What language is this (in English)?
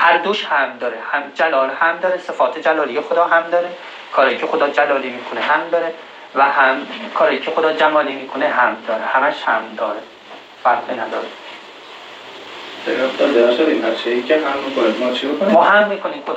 Persian